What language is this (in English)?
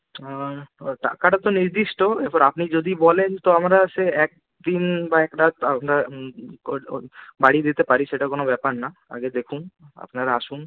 Bangla